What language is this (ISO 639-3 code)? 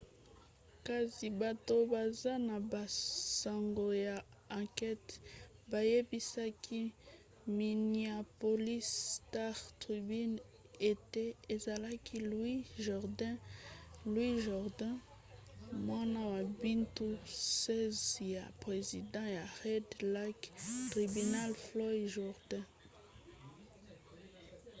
lin